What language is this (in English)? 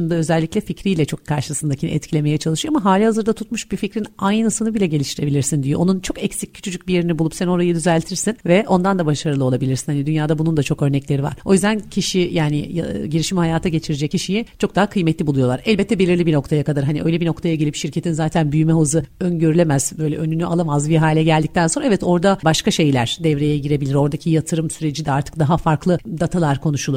Turkish